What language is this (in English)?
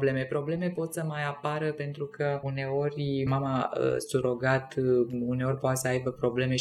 Romanian